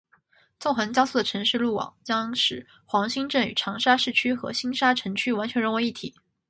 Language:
Chinese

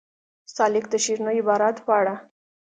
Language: Pashto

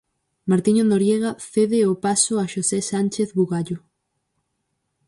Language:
Galician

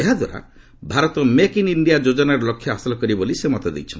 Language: Odia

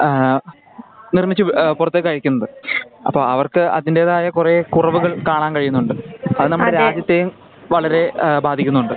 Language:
Malayalam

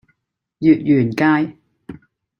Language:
Cantonese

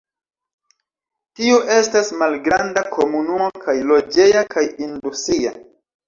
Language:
Esperanto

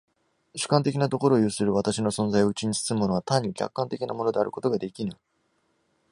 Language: Japanese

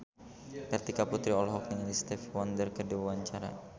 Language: Sundanese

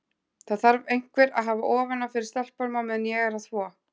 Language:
Icelandic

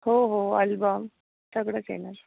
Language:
Marathi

